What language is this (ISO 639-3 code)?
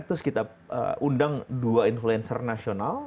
ind